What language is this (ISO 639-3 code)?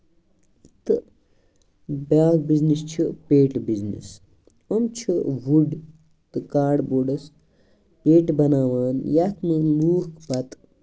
kas